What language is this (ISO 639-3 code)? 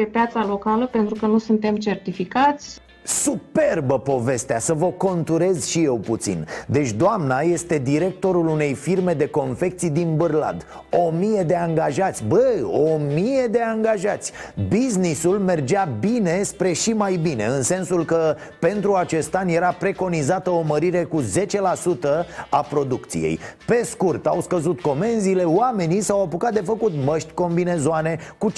ron